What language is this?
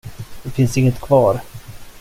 Swedish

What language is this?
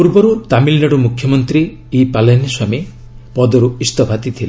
Odia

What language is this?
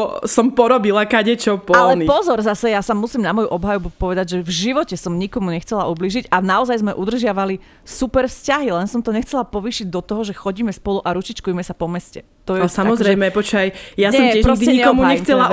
Slovak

